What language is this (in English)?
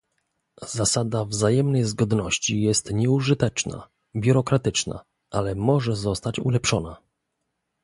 Polish